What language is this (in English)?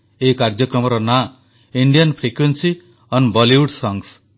Odia